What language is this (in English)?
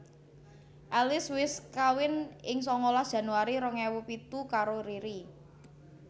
Javanese